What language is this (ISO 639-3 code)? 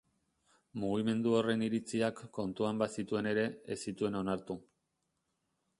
eus